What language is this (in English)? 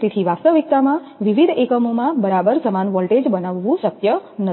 Gujarati